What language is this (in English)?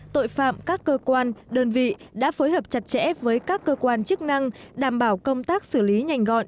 Vietnamese